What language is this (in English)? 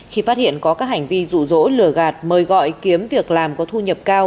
Vietnamese